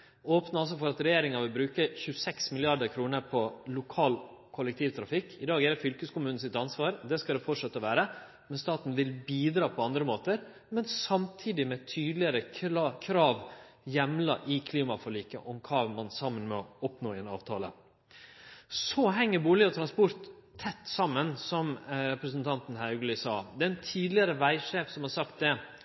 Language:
Norwegian Nynorsk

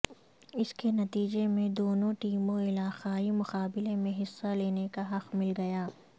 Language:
Urdu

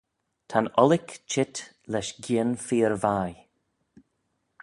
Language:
Manx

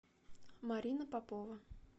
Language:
Russian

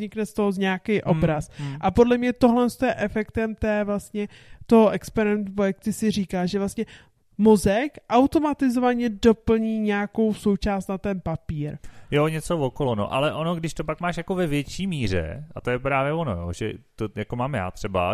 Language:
Czech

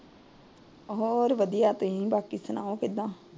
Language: Punjabi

